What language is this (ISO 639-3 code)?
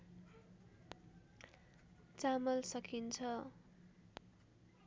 nep